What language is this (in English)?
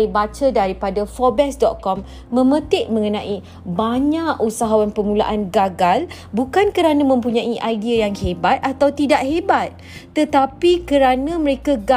Malay